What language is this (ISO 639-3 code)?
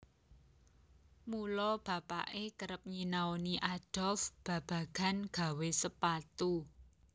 jav